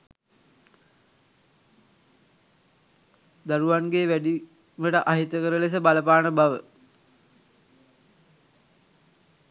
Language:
Sinhala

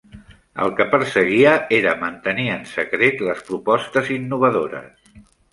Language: Catalan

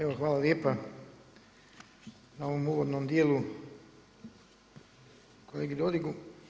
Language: Croatian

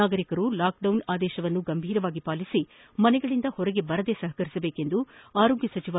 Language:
Kannada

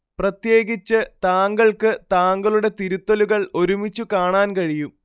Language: Malayalam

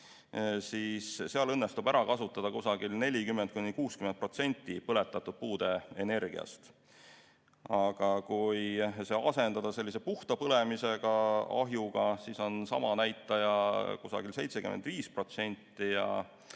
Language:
Estonian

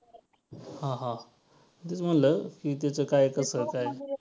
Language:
Marathi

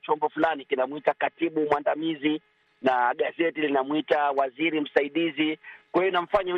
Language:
Swahili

